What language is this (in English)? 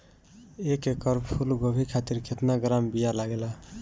Bhojpuri